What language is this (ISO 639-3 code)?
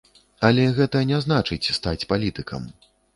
bel